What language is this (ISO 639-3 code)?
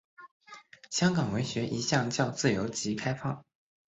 zho